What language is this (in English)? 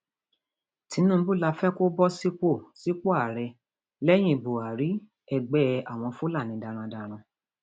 Yoruba